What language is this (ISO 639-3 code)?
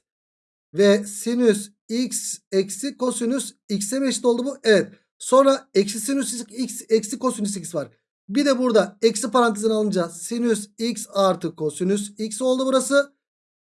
tur